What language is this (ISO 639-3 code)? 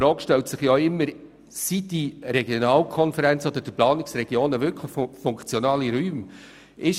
gsw